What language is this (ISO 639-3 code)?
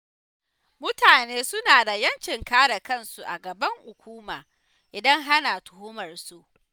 hau